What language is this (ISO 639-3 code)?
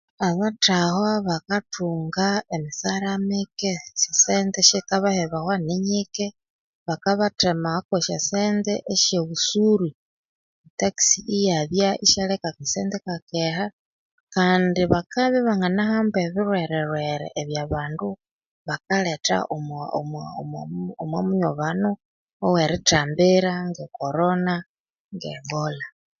koo